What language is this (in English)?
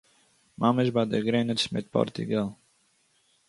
Yiddish